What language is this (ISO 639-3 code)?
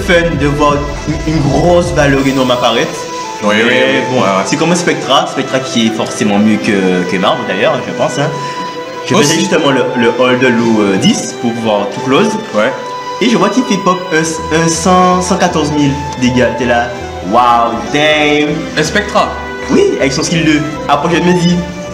fra